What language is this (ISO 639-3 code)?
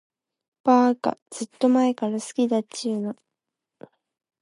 jpn